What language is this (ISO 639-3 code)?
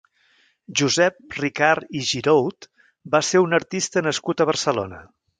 cat